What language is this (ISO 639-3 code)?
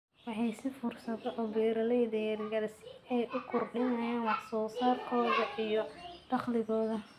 som